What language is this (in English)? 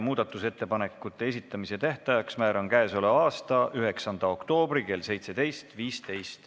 Estonian